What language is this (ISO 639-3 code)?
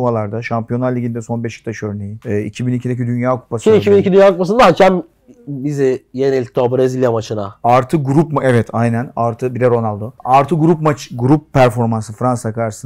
tur